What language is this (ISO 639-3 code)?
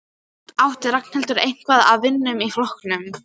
isl